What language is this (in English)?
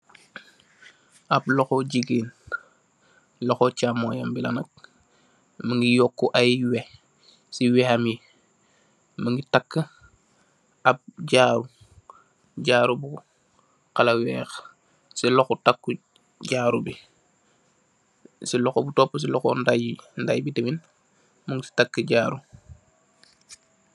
Wolof